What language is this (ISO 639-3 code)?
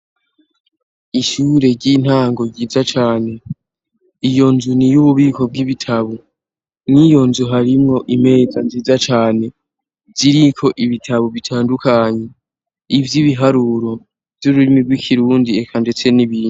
run